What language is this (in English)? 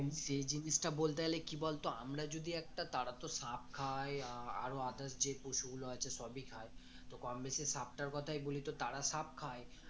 Bangla